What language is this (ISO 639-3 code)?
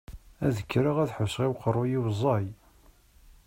kab